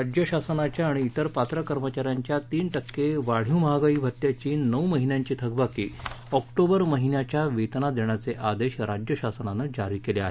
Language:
Marathi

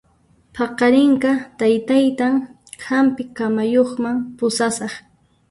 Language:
Puno Quechua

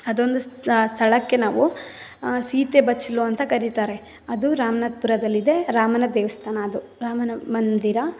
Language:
Kannada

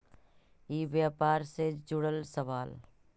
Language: Magahi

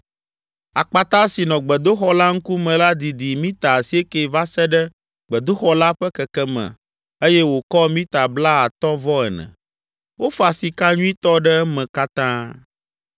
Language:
Ewe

